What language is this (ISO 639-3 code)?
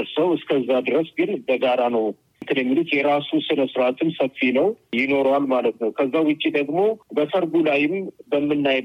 amh